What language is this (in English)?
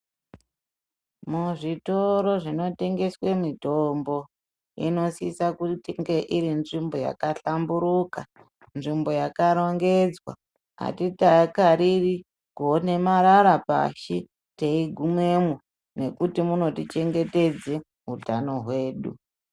Ndau